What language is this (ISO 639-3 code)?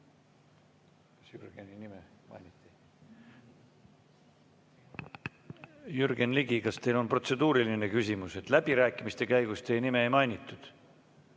est